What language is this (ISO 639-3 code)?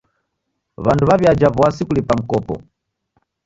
dav